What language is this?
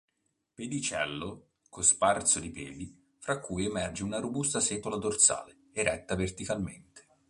Italian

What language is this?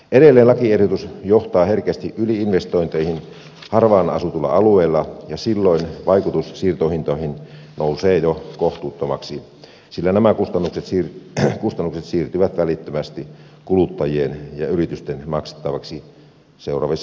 Finnish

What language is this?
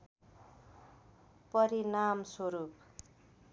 Nepali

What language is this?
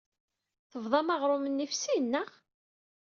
Kabyle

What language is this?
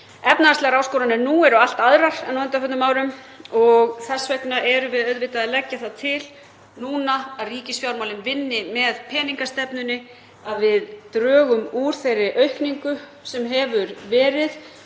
Icelandic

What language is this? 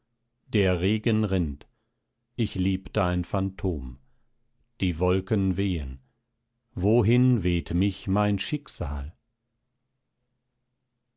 German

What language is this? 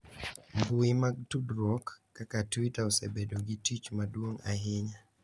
Luo (Kenya and Tanzania)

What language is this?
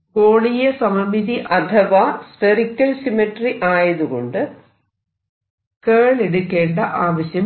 Malayalam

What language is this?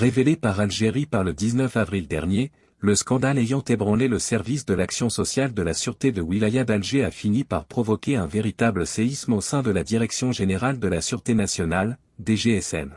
French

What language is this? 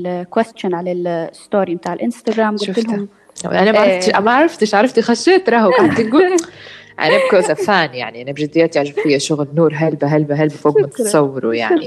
Arabic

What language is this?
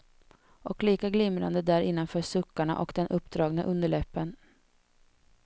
Swedish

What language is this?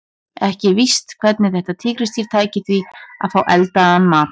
Icelandic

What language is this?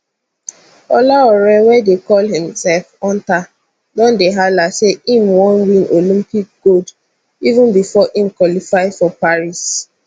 Nigerian Pidgin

